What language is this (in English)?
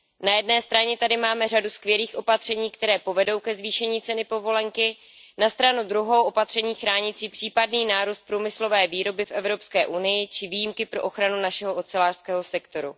Czech